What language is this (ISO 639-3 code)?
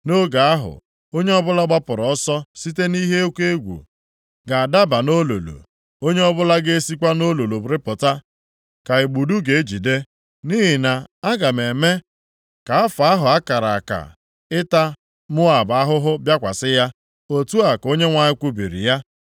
ibo